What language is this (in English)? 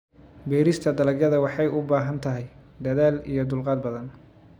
Somali